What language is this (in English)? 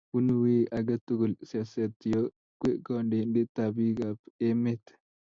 Kalenjin